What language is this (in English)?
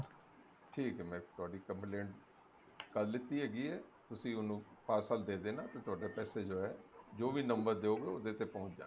Punjabi